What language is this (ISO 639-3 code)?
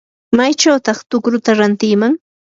qur